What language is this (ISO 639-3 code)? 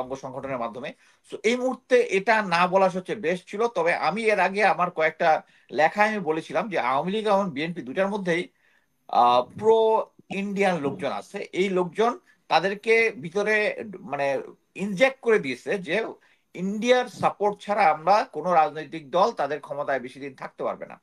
ben